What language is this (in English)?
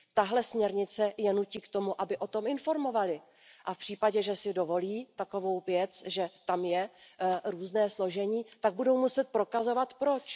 Czech